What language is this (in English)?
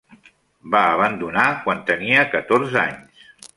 Catalan